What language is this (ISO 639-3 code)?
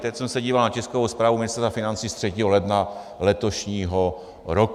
ces